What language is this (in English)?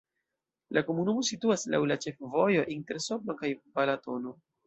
Esperanto